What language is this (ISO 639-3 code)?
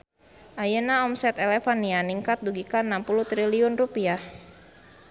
sun